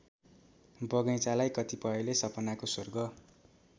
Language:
Nepali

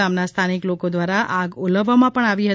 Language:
Gujarati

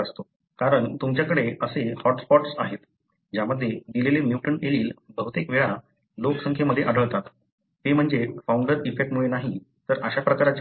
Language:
Marathi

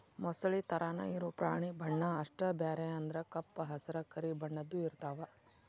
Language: Kannada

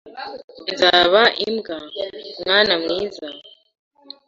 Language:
Kinyarwanda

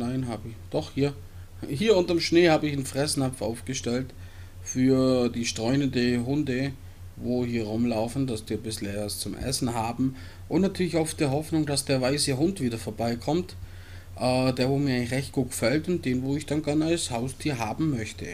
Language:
German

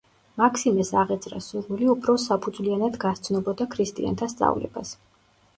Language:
Georgian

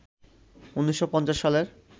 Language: Bangla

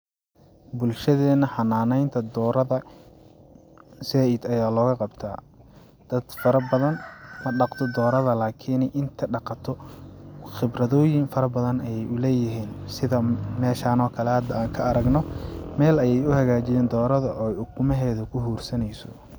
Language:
Somali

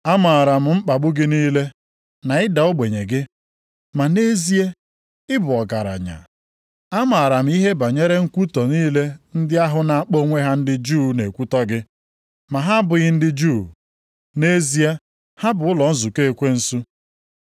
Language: Igbo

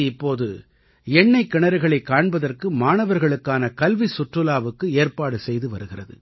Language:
Tamil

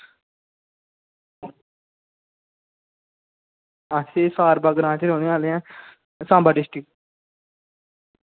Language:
Dogri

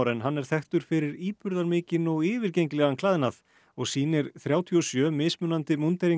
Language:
Icelandic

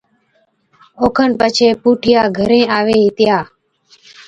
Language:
Od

